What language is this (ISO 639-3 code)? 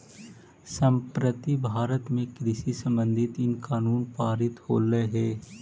mag